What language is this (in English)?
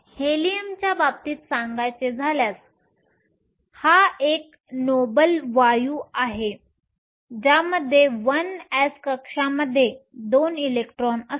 Marathi